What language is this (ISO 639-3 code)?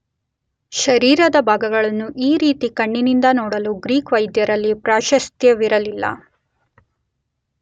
kan